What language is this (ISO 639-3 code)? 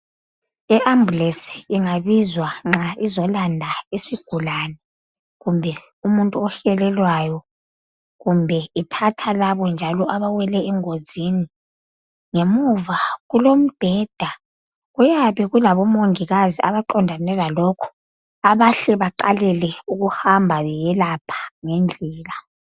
nde